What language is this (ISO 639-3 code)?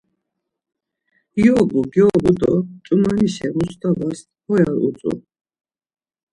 lzz